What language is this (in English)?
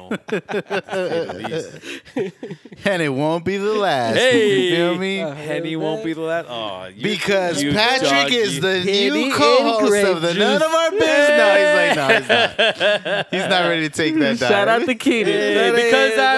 English